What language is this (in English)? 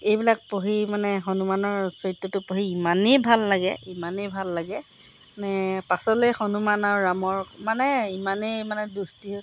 Assamese